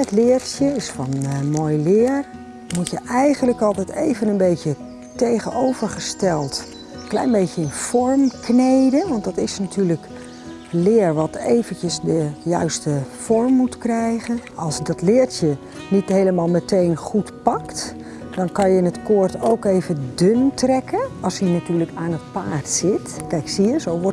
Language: Dutch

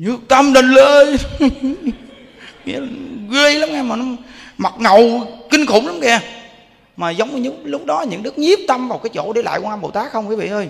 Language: Vietnamese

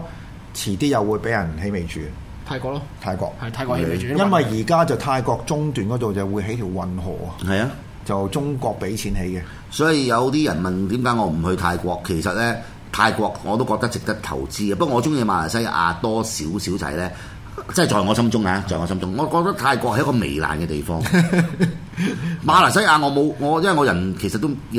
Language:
Chinese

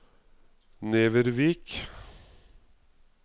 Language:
Norwegian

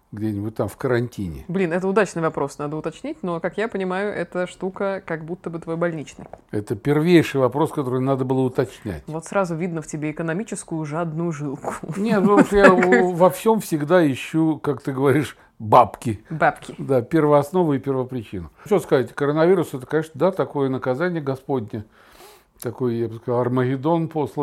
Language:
Russian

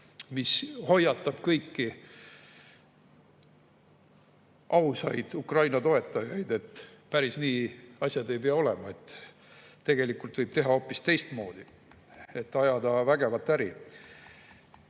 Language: Estonian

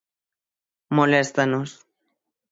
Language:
Galician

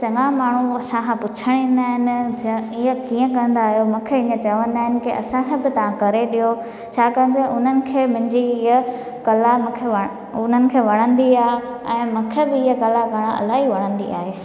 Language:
Sindhi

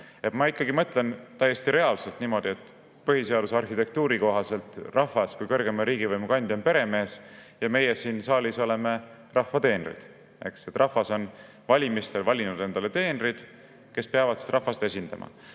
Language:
Estonian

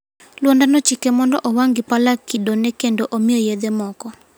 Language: Luo (Kenya and Tanzania)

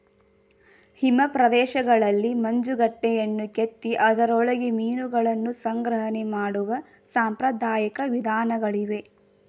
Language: Kannada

